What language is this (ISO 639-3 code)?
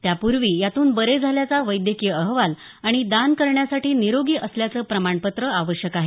mar